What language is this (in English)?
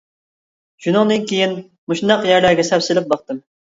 Uyghur